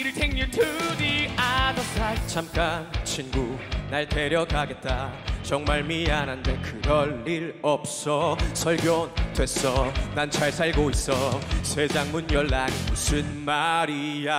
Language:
Korean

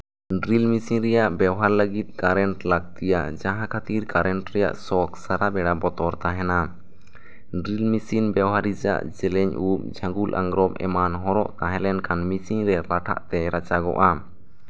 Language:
Santali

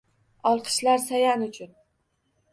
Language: Uzbek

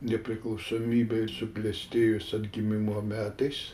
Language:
Lithuanian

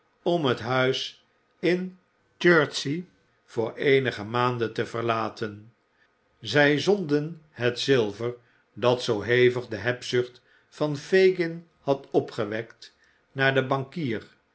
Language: Dutch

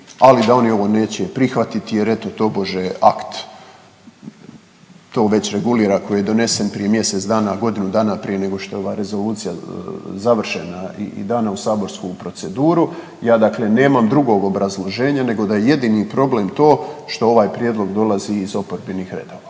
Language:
Croatian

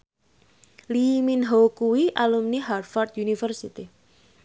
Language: Javanese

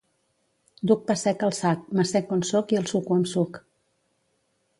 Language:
Catalan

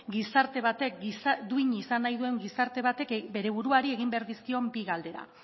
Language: Basque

